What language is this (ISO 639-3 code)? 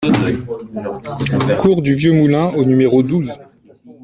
fra